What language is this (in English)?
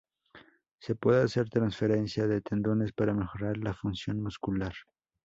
Spanish